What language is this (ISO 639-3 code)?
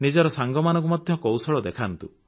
ori